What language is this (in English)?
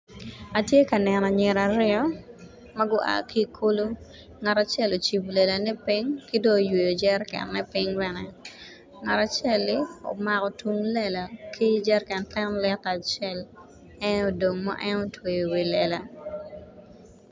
Acoli